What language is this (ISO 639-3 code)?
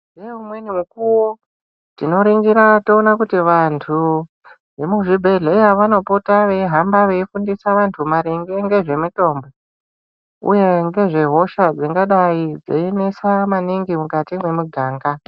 ndc